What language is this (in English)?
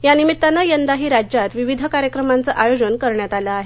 Marathi